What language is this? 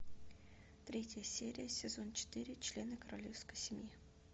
Russian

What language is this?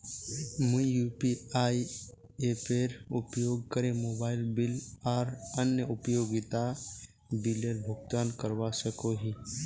Magahi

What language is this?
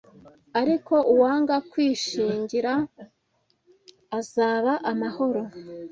Kinyarwanda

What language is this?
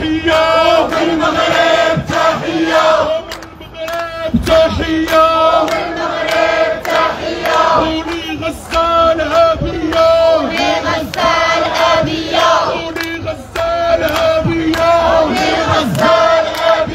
Arabic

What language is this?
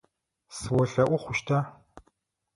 Adyghe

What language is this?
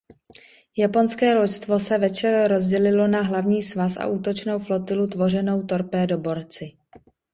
Czech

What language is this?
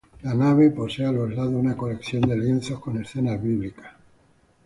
Spanish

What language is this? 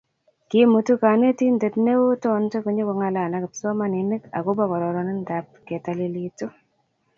Kalenjin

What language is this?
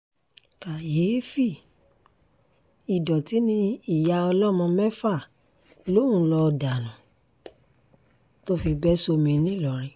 Yoruba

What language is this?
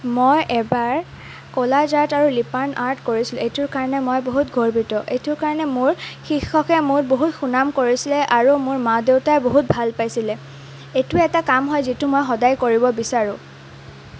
Assamese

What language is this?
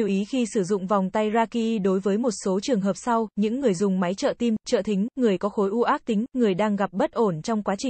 Vietnamese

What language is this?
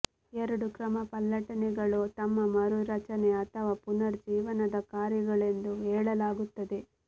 Kannada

